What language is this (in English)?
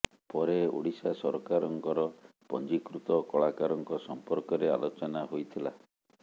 Odia